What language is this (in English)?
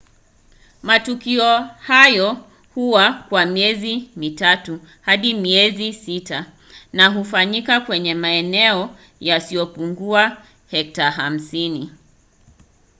Swahili